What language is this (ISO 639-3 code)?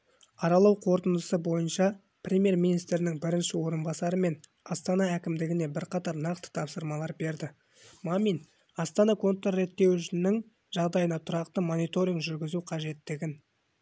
kaz